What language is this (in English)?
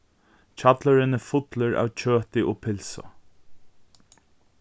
Faroese